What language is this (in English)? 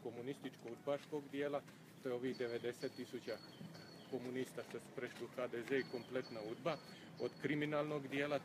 Romanian